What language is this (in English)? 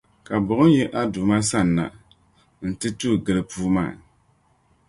Dagbani